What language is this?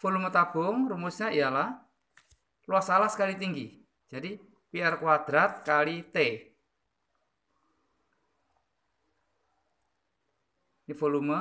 Indonesian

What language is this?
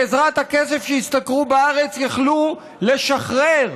Hebrew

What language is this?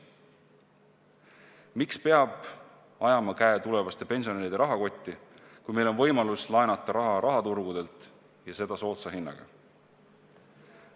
Estonian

